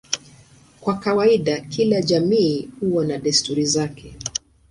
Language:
Swahili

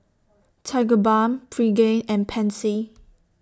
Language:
English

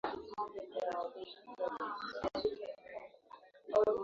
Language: Swahili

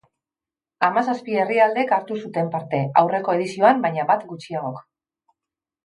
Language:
Basque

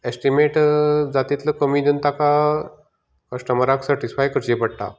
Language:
Konkani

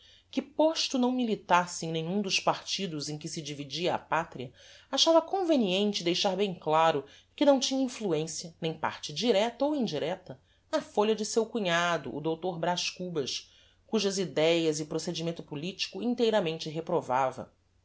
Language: Portuguese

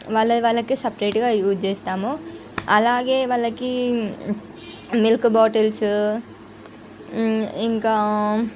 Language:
Telugu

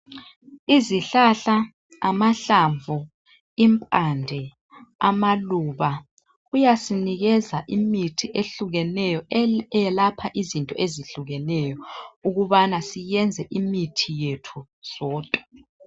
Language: North Ndebele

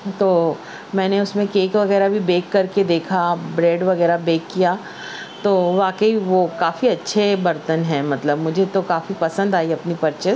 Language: Urdu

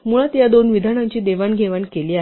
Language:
Marathi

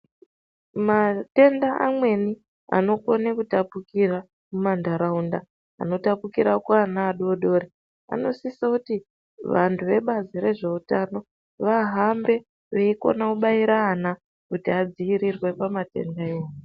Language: Ndau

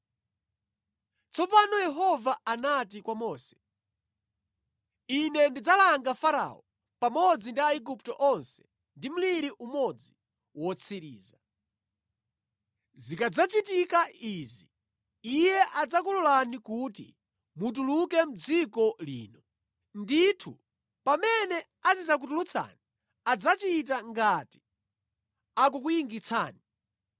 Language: Nyanja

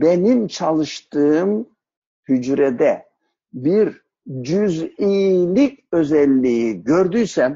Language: Turkish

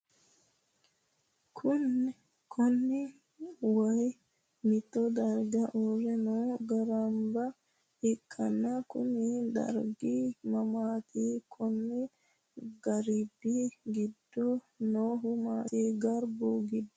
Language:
Sidamo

